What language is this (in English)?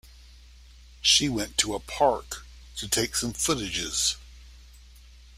English